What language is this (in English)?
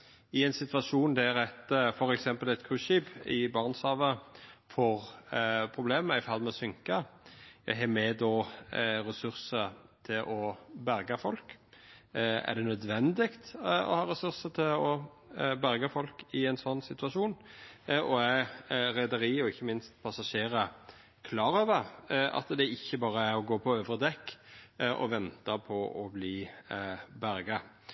Norwegian Nynorsk